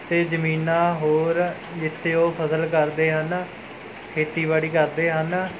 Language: Punjabi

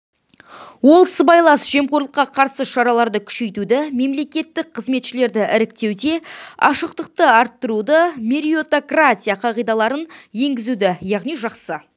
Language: Kazakh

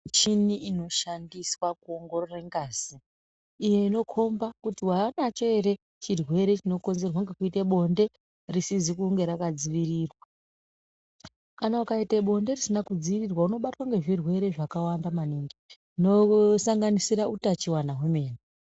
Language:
Ndau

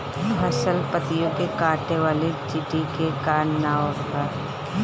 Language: Bhojpuri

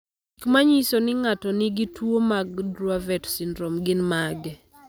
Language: Luo (Kenya and Tanzania)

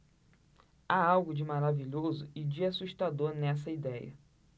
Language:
Portuguese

